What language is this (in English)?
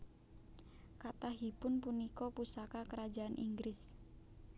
Javanese